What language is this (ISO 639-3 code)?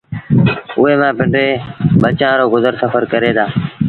sbn